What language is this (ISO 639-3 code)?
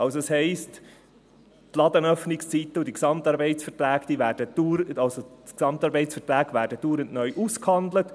gsw